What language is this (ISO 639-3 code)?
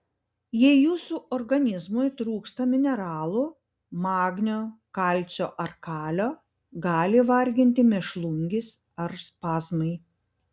lit